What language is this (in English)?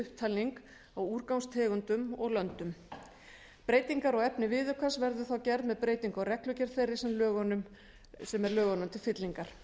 Icelandic